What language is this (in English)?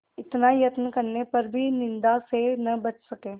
Hindi